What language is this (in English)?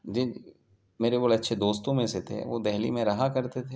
Urdu